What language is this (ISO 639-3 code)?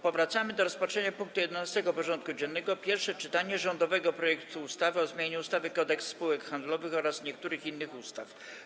pol